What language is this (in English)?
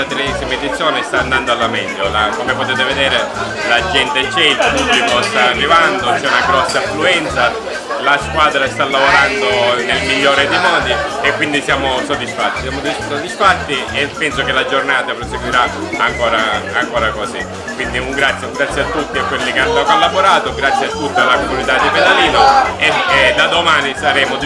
Italian